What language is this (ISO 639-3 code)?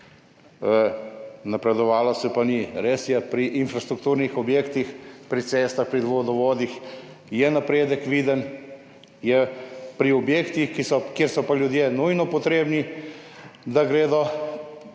slv